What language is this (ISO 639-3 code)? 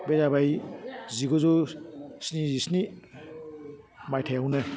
brx